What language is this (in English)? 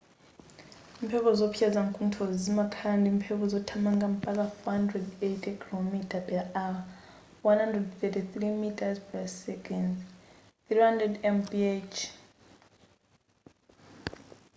Nyanja